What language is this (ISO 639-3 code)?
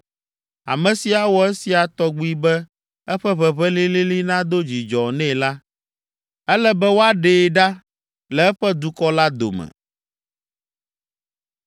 ewe